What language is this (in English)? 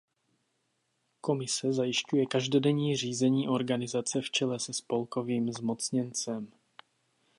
Czech